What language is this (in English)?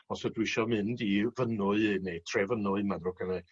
Welsh